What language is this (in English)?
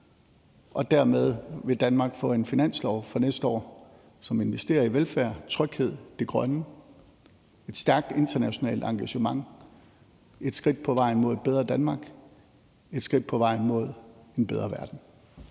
Danish